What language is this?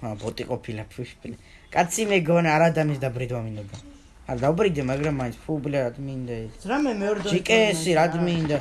Georgian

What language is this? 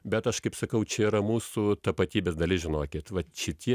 Lithuanian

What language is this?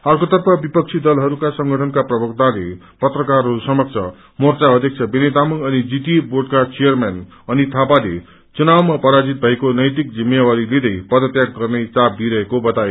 Nepali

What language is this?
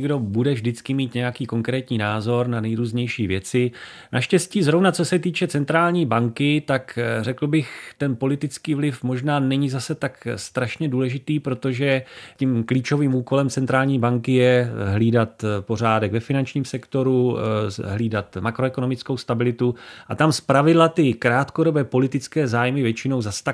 Czech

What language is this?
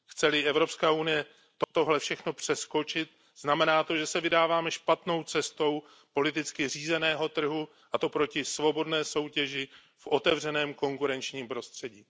Czech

